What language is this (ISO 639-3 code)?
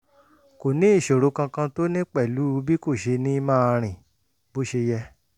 yor